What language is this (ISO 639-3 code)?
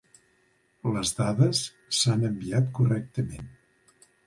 cat